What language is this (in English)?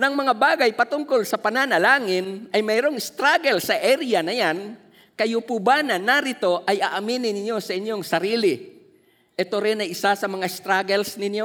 Filipino